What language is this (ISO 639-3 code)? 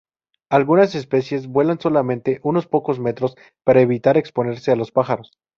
spa